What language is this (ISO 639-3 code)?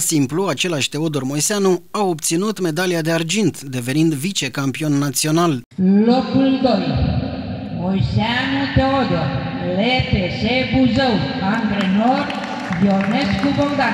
ron